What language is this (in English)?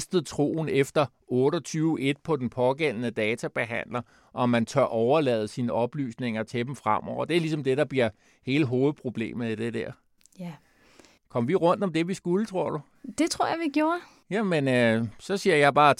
Danish